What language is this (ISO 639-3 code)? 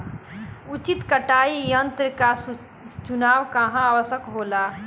bho